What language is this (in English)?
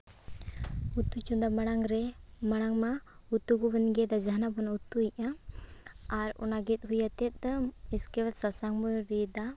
Santali